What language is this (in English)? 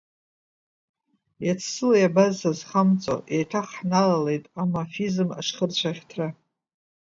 Abkhazian